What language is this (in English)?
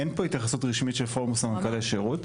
Hebrew